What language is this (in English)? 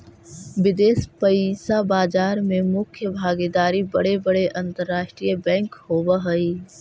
Magahi